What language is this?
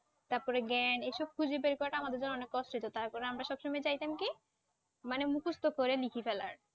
Bangla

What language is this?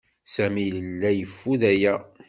Kabyle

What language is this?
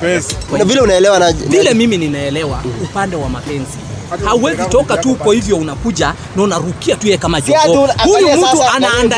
Swahili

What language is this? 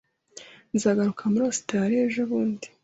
Kinyarwanda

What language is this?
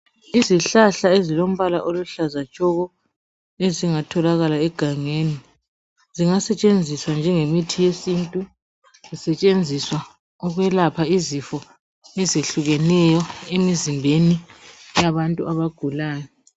North Ndebele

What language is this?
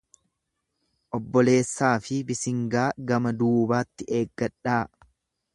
Oromo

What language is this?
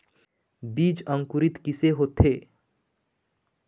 Chhattisgarhi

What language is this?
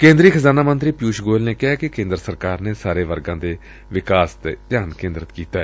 Punjabi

